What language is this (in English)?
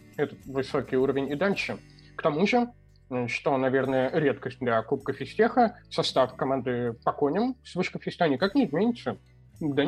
Russian